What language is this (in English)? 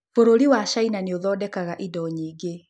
Kikuyu